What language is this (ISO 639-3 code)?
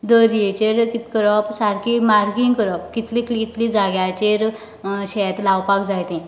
kok